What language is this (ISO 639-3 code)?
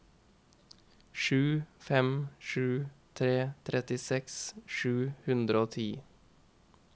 nor